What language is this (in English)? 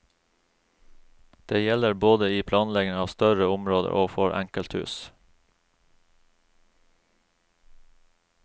Norwegian